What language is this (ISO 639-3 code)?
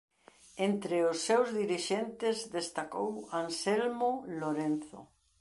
glg